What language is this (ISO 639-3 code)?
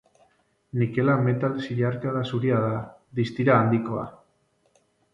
eus